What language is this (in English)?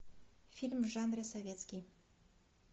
Russian